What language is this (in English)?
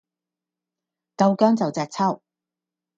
Cantonese